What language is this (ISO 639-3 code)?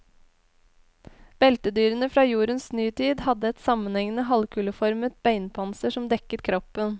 nor